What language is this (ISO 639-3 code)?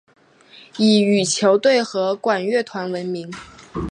zho